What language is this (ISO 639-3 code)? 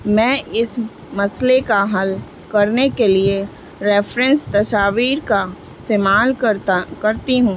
urd